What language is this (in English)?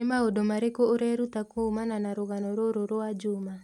Kikuyu